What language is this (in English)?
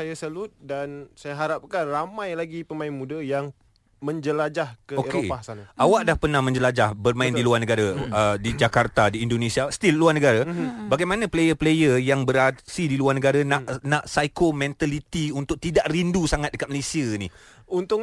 Malay